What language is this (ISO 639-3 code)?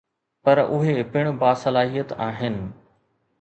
snd